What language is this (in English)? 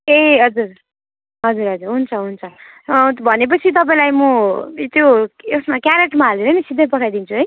Nepali